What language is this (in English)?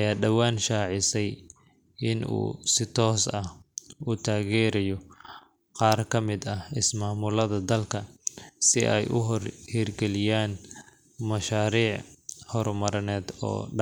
Somali